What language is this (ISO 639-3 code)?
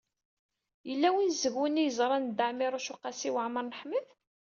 kab